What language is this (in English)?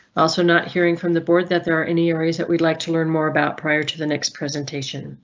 English